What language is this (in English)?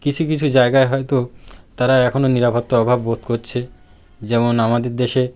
Bangla